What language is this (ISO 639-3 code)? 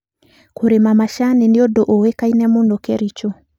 kik